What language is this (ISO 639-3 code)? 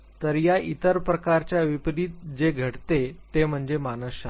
mar